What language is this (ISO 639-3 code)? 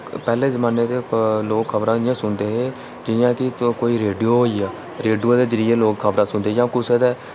doi